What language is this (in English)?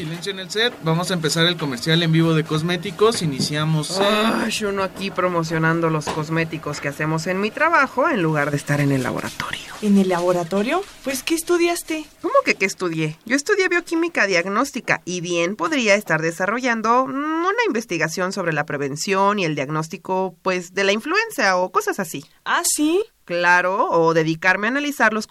Spanish